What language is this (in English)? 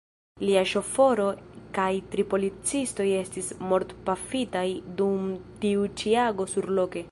Esperanto